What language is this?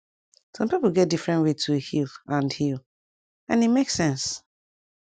Nigerian Pidgin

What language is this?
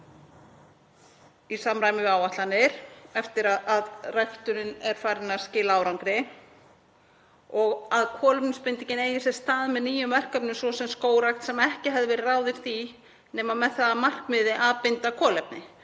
Icelandic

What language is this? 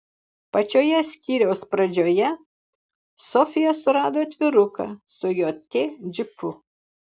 Lithuanian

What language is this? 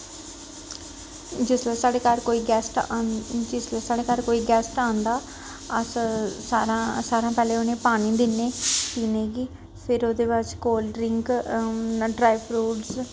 Dogri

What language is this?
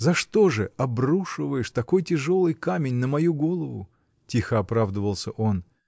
Russian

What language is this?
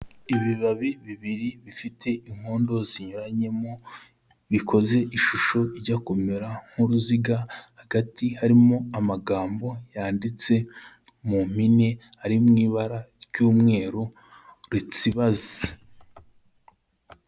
Kinyarwanda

